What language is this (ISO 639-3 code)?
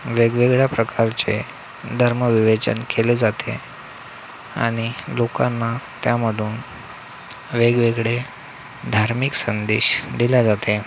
mar